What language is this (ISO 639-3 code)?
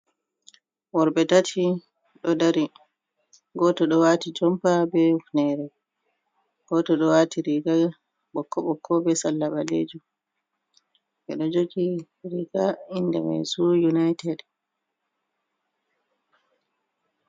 ful